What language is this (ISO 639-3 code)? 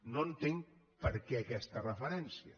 cat